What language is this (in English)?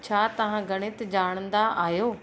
Sindhi